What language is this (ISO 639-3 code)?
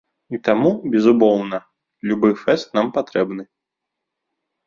bel